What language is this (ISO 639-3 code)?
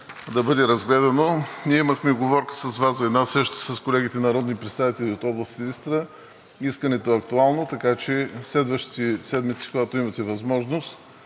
bul